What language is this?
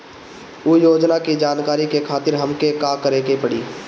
Bhojpuri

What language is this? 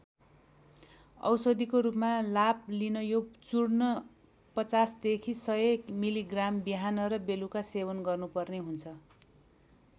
Nepali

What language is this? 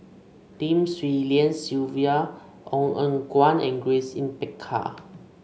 English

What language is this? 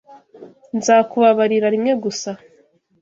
Kinyarwanda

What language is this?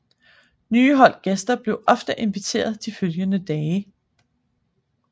Danish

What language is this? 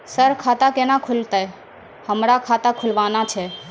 Maithili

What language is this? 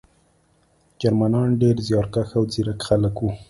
Pashto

